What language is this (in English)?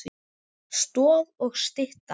Icelandic